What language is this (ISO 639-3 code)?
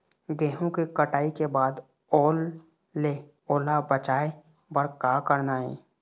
hne